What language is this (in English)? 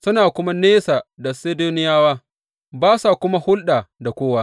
Hausa